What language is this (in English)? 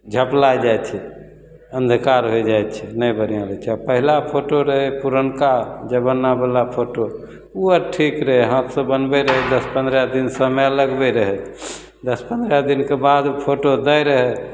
Maithili